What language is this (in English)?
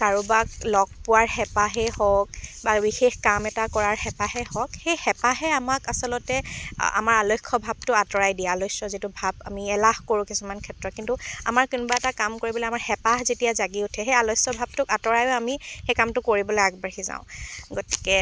Assamese